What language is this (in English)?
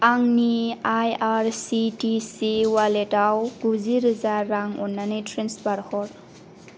Bodo